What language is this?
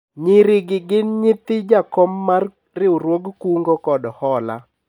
Luo (Kenya and Tanzania)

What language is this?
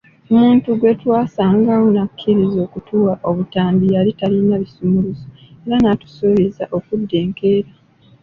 Ganda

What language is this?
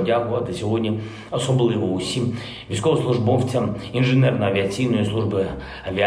Ukrainian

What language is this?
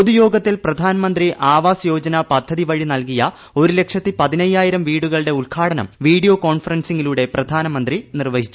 Malayalam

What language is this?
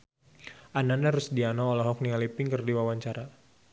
Sundanese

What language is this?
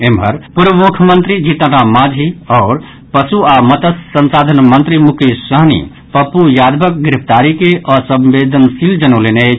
Maithili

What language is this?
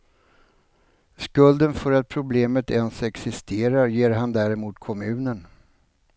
Swedish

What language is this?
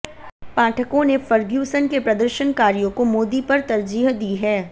Hindi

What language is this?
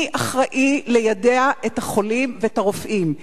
Hebrew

